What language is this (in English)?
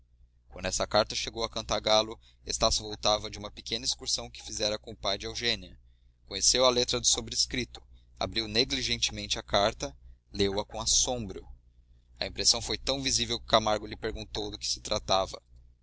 Portuguese